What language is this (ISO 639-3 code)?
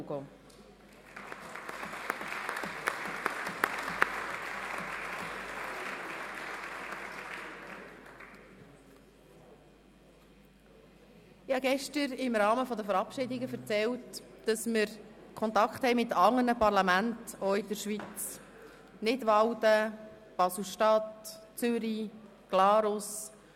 gsw